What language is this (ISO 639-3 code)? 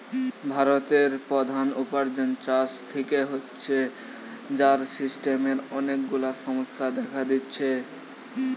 ben